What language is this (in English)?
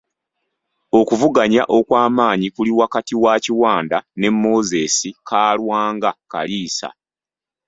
Ganda